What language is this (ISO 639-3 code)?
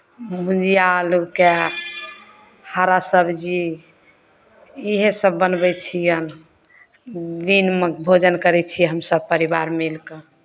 mai